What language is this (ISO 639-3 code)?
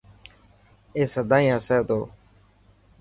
mki